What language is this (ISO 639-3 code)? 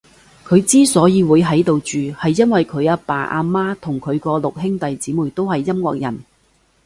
yue